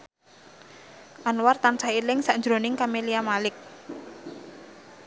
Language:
Javanese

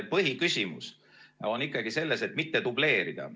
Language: Estonian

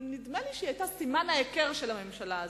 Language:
Hebrew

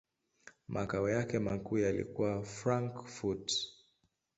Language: Swahili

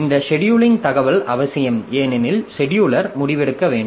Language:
Tamil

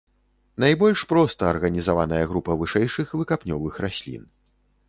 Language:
Belarusian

